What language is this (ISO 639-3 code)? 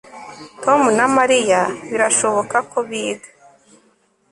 kin